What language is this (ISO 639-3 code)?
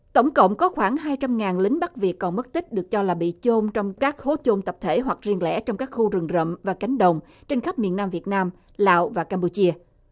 vie